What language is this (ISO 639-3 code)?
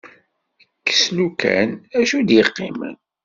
kab